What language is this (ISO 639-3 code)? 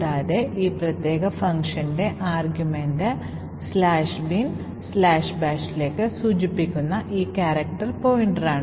mal